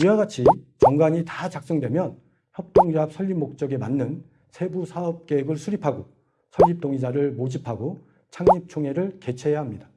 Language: Korean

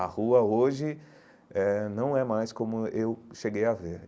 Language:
Portuguese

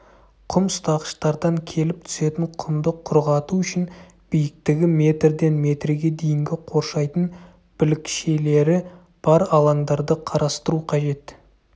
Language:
Kazakh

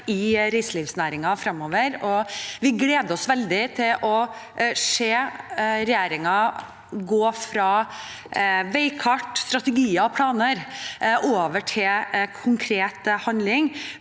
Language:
Norwegian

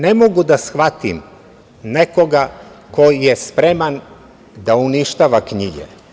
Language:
Serbian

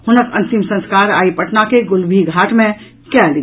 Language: Maithili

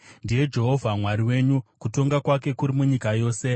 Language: Shona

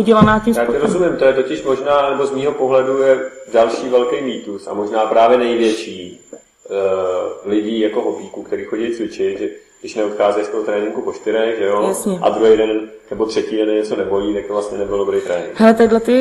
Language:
Czech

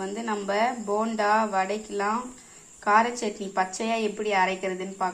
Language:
Indonesian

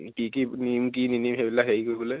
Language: Assamese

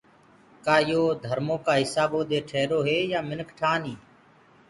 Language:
Gurgula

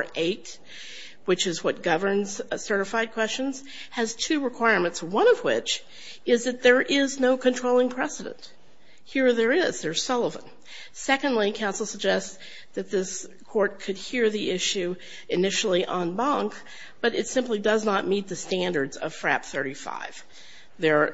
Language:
English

